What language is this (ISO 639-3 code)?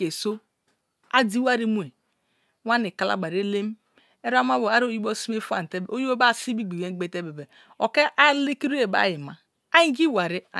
ijn